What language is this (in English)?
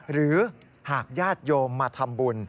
Thai